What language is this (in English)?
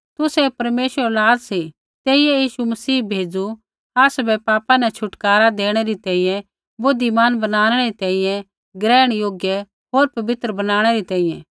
Kullu Pahari